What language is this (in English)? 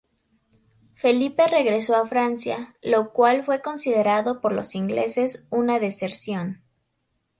Spanish